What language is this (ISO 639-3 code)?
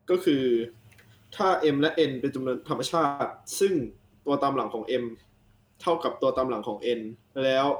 tha